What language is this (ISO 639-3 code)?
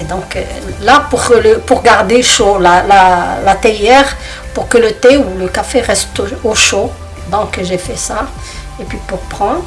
fra